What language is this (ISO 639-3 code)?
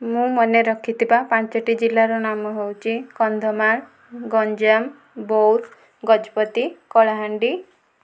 ori